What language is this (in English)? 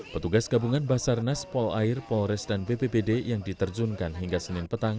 Indonesian